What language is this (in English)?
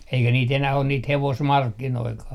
Finnish